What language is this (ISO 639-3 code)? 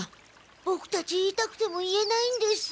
jpn